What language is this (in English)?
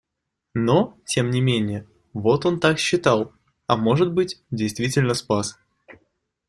Russian